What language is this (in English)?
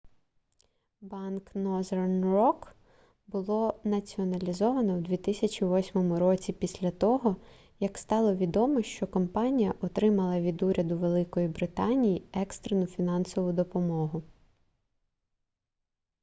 Ukrainian